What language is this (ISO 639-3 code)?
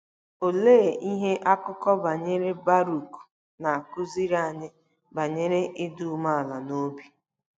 ibo